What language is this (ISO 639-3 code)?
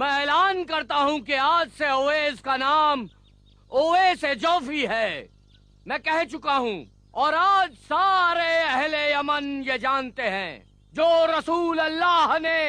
hin